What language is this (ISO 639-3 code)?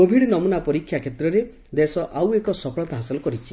ori